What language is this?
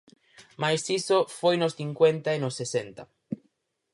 Galician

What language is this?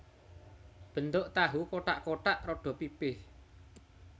Javanese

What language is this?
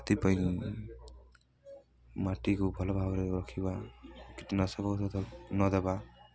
Odia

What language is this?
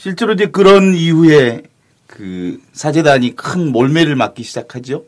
Korean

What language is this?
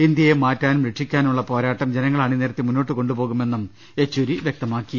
Malayalam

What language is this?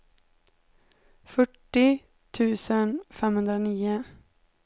Swedish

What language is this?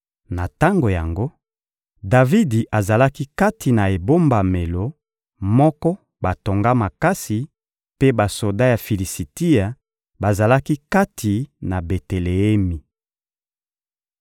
Lingala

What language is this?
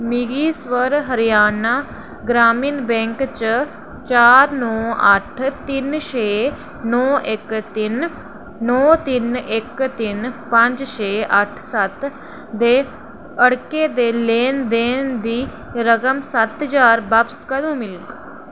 Dogri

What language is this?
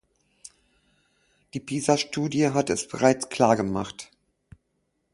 German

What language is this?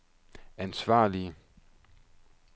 Danish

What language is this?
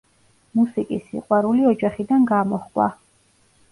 Georgian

